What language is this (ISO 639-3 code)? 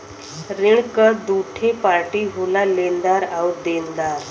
bho